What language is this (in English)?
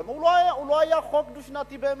Hebrew